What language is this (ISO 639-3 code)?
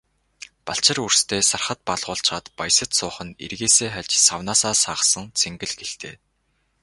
mon